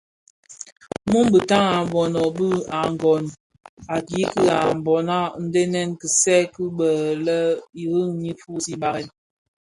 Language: Bafia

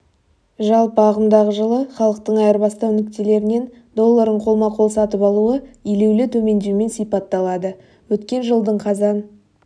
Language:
Kazakh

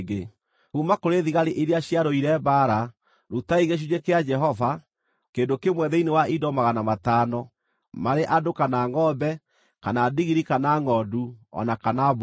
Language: Kikuyu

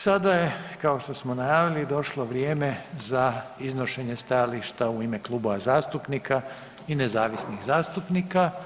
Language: Croatian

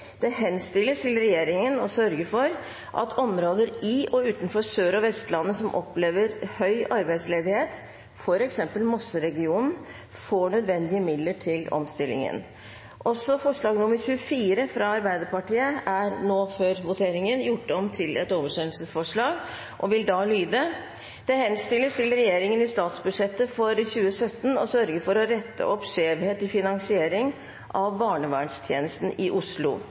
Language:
Norwegian Bokmål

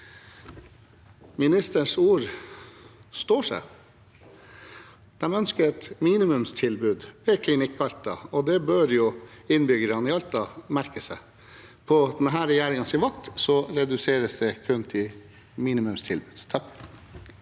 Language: Norwegian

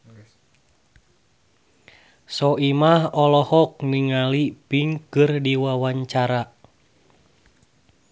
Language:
Sundanese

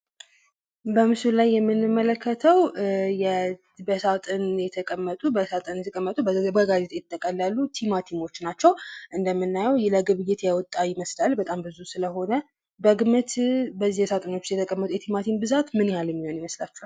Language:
Amharic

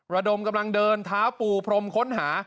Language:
Thai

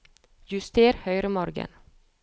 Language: Norwegian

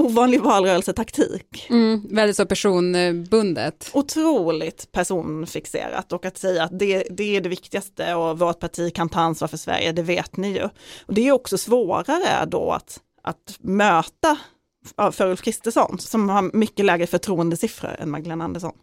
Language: Swedish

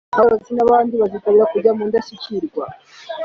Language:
Kinyarwanda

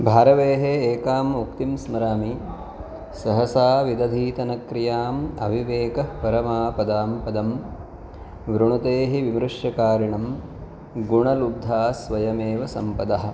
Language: Sanskrit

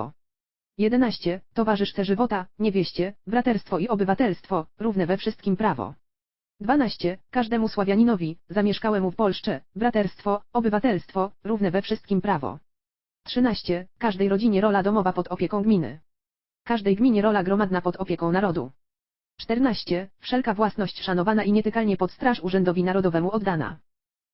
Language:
Polish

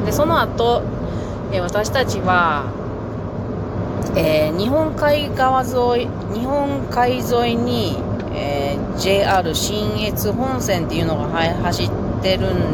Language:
Japanese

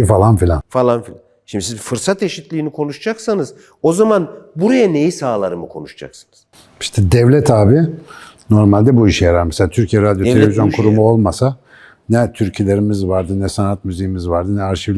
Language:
Turkish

